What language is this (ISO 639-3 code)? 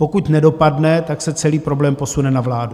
ces